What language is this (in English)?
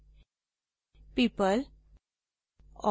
Hindi